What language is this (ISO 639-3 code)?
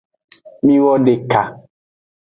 ajg